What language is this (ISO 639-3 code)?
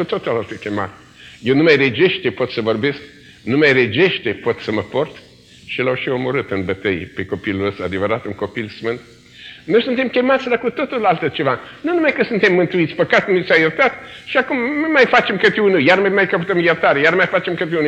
ron